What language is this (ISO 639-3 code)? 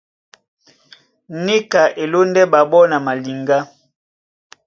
dua